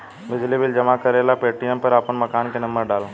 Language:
Bhojpuri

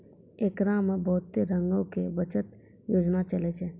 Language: Maithili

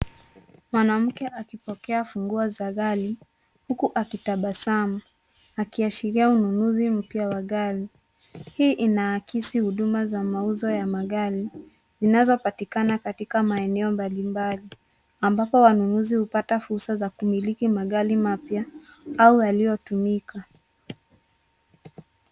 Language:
Swahili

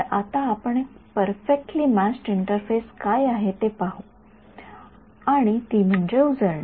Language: Marathi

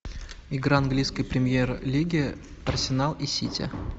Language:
Russian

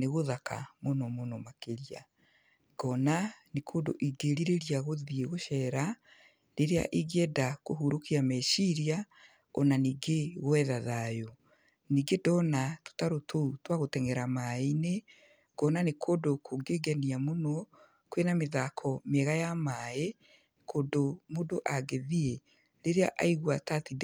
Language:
Kikuyu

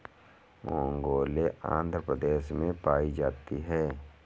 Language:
Hindi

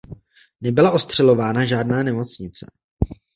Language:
Czech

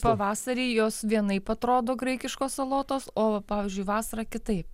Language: Lithuanian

